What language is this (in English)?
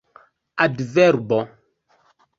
Esperanto